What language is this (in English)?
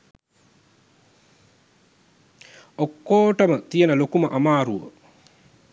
Sinhala